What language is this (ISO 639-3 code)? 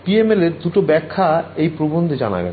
ben